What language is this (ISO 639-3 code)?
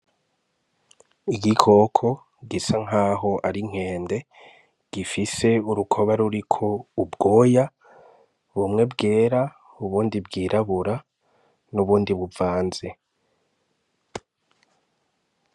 run